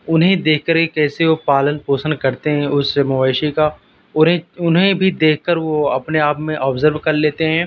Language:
Urdu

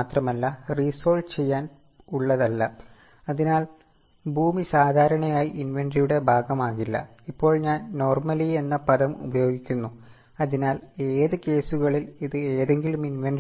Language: Malayalam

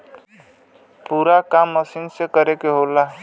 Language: Bhojpuri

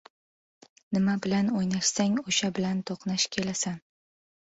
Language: Uzbek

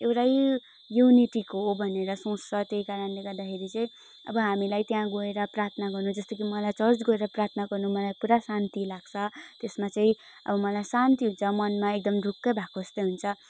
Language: Nepali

